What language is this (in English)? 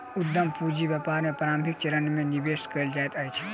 Maithili